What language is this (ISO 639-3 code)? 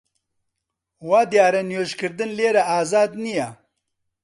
ckb